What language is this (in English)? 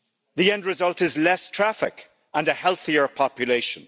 English